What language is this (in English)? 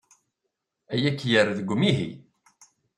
Kabyle